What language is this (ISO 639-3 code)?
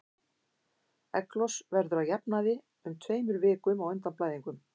isl